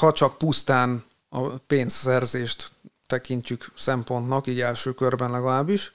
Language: Hungarian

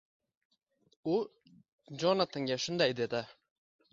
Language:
Uzbek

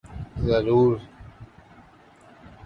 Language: Urdu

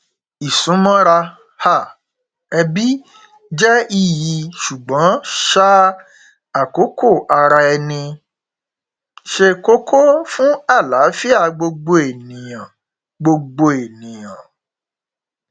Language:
Yoruba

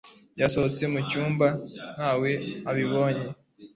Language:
Kinyarwanda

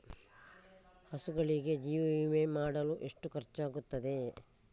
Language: Kannada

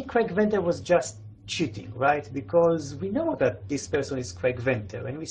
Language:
English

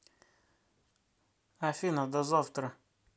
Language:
Russian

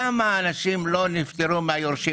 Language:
Hebrew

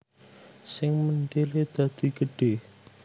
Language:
Javanese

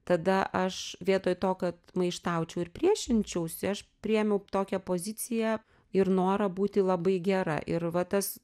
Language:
Lithuanian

